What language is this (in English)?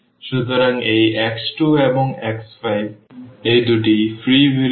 Bangla